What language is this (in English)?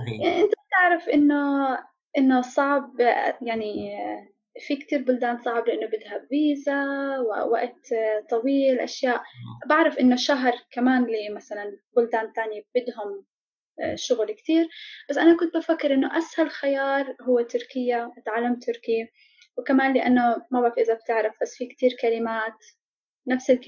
Arabic